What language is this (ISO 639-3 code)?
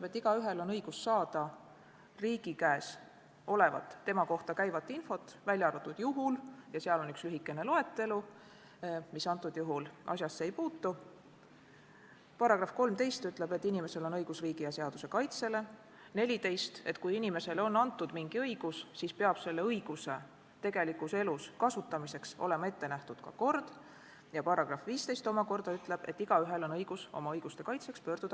est